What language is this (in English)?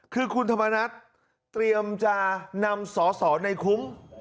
Thai